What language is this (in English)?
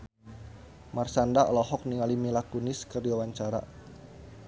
Sundanese